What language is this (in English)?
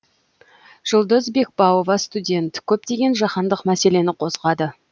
Kazakh